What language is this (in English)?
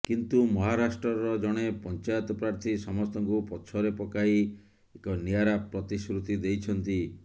Odia